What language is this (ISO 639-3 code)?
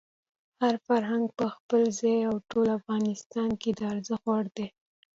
pus